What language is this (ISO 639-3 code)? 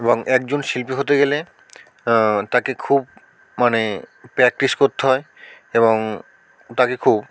ben